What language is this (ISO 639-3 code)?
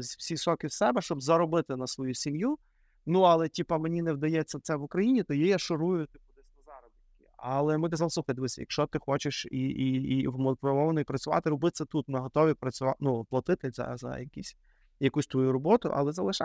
ukr